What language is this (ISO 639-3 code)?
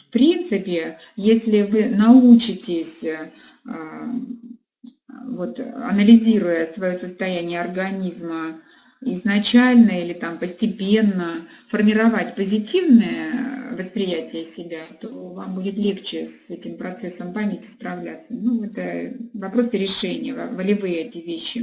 rus